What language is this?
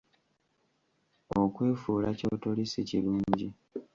Ganda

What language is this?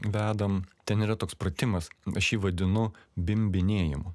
Lithuanian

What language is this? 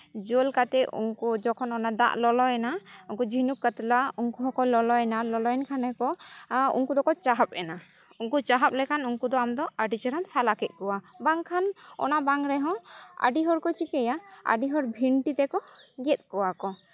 Santali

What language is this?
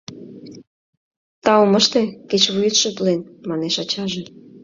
Mari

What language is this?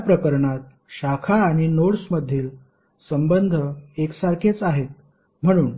Marathi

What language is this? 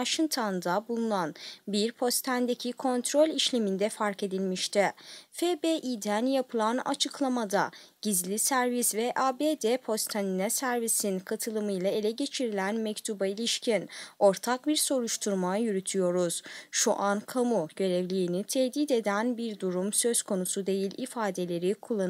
Turkish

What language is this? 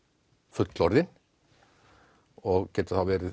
Icelandic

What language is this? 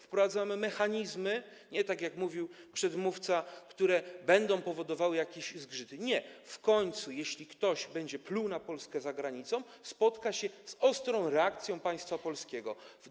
Polish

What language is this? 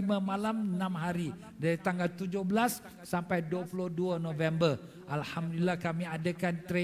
Malay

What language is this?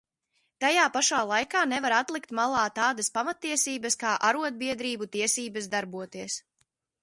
Latvian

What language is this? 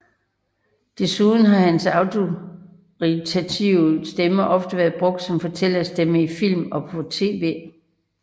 Danish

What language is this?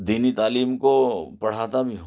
Urdu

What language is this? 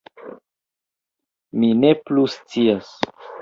Esperanto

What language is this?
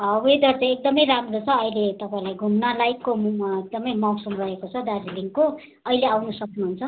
Nepali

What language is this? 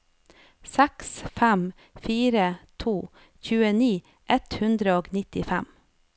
Norwegian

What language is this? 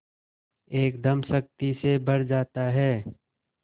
Hindi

